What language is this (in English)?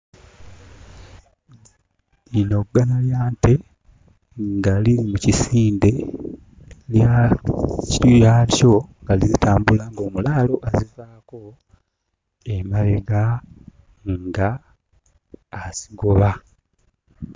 Ganda